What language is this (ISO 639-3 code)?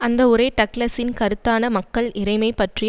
tam